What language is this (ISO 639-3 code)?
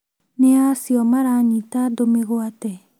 kik